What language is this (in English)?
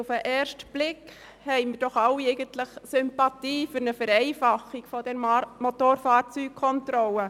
Swiss German